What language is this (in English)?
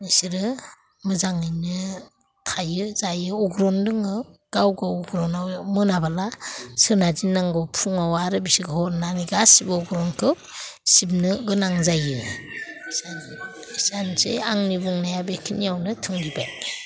Bodo